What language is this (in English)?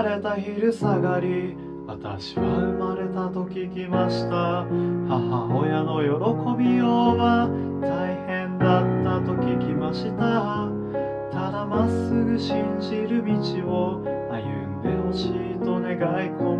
Japanese